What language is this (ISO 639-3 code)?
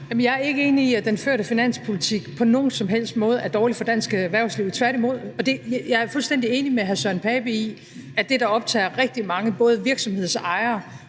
dan